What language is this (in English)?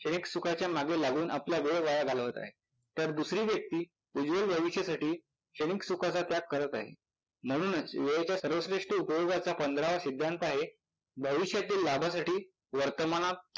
Marathi